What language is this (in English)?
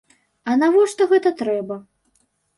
Belarusian